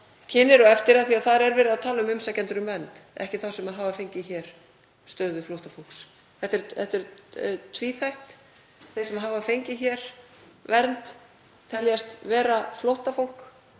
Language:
Icelandic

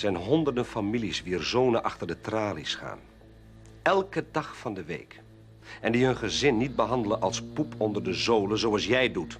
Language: Dutch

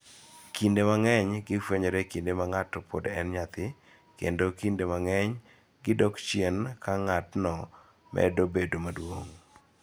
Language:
Luo (Kenya and Tanzania)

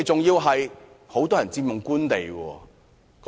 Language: Cantonese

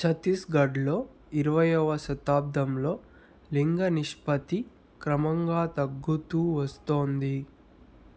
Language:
Telugu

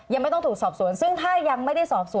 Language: Thai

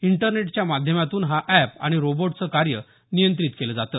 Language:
Marathi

